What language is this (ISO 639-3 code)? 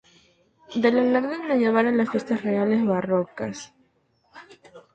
spa